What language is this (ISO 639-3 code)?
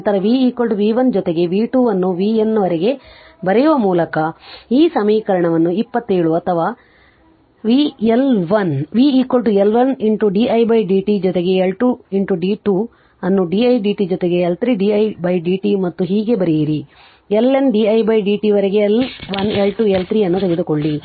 kan